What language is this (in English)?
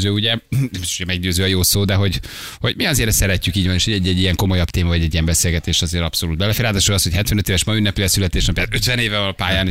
Hungarian